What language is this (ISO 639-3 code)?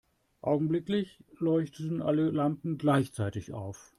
deu